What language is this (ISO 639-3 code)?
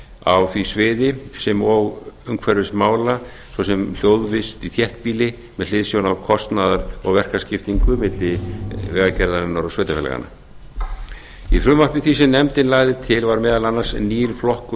isl